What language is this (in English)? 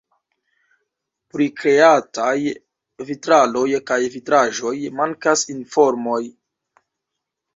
Esperanto